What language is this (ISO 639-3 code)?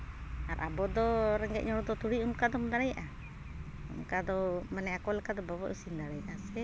sat